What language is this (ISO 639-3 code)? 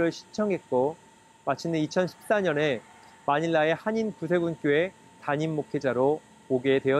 kor